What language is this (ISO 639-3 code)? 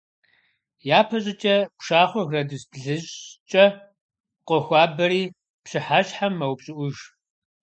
kbd